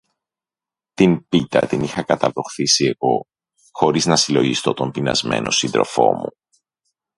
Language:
Greek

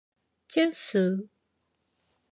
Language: Korean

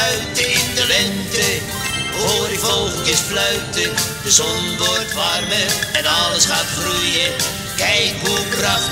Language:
Dutch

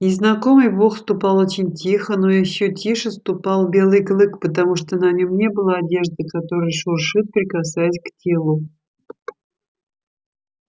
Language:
Russian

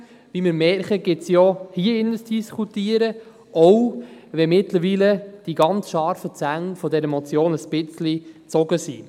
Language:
Swiss German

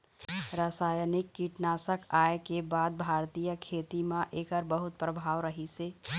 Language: Chhattisgarhi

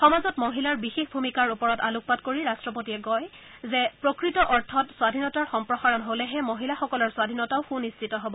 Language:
Assamese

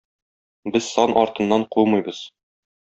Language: Tatar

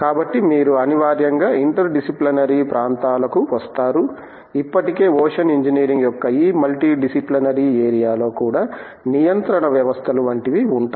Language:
Telugu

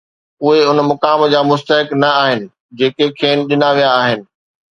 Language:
Sindhi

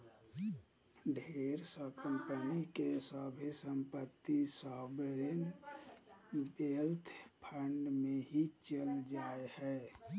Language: Magahi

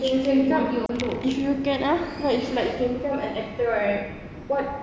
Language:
English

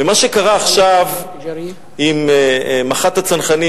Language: Hebrew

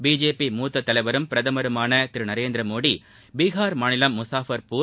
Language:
Tamil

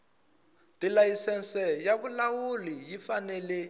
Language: Tsonga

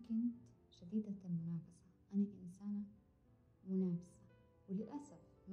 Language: Arabic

